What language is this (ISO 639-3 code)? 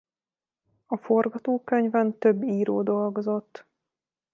hun